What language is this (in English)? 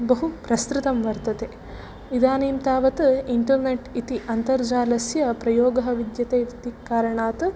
Sanskrit